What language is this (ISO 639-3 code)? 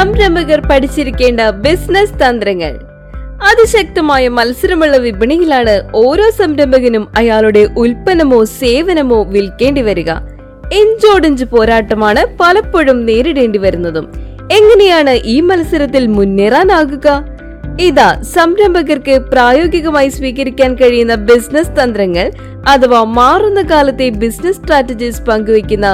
mal